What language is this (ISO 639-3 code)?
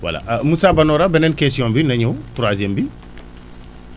wol